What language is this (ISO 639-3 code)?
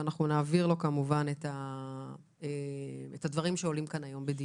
heb